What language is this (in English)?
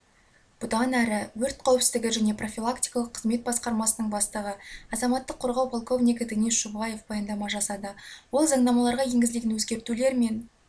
Kazakh